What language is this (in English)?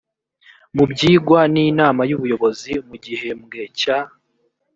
Kinyarwanda